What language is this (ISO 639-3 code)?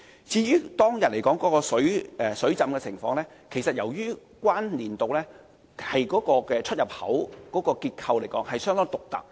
yue